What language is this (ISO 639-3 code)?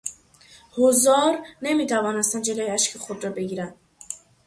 fas